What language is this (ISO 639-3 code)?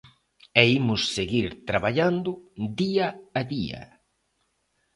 glg